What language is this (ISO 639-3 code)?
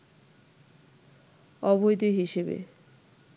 ben